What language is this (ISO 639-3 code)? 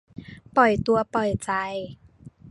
tha